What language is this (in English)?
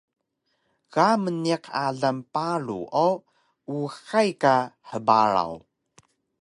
Taroko